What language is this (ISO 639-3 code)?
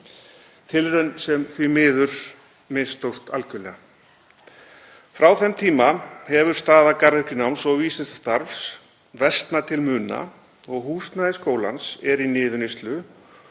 isl